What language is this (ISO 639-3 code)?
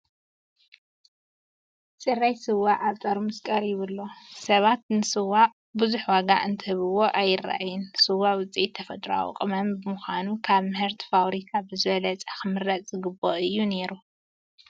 tir